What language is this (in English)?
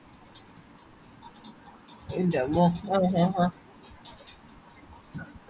Malayalam